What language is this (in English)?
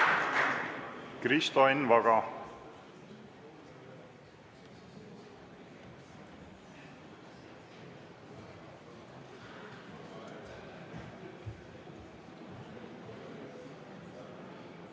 Estonian